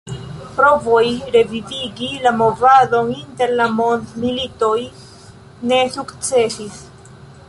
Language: Esperanto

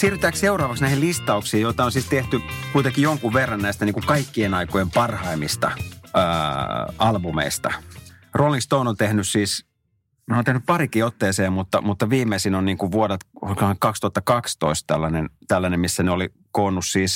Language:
Finnish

